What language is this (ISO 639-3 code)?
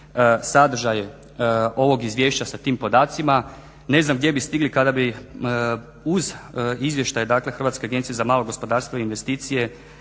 hrv